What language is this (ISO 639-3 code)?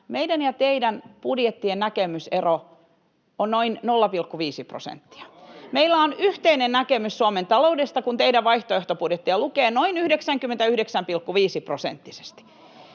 fin